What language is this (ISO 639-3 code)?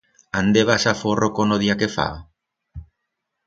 arg